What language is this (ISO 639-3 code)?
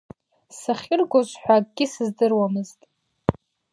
abk